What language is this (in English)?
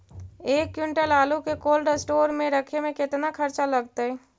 Magahi